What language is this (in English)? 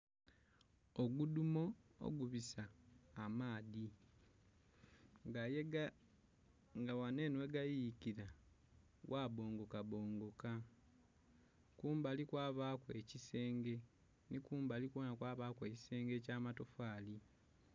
Soga